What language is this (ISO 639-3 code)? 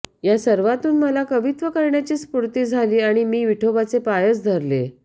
mar